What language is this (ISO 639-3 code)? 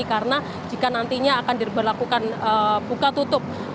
ind